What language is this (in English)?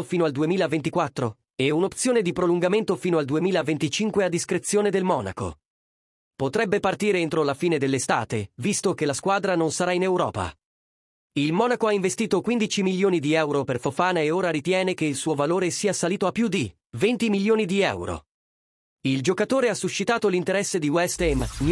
Italian